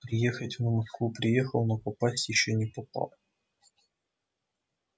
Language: Russian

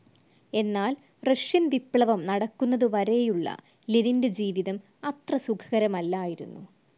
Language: Malayalam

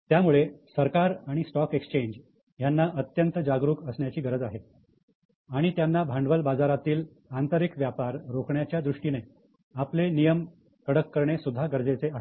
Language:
Marathi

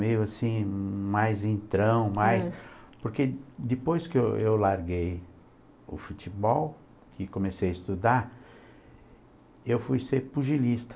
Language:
Portuguese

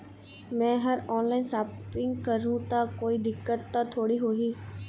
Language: Chhattisgarhi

